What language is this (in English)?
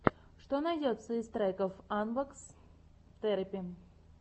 Russian